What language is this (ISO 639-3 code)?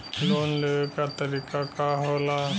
bho